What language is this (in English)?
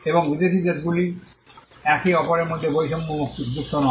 Bangla